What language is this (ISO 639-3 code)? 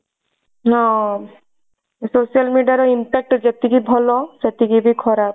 ori